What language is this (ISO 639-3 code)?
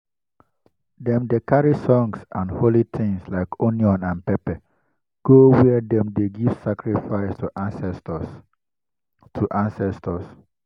pcm